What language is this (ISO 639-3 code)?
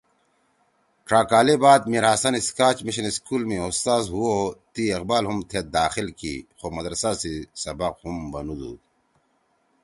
trw